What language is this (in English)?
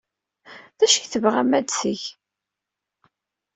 Kabyle